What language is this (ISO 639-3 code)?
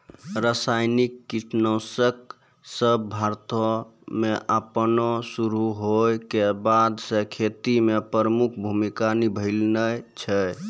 mai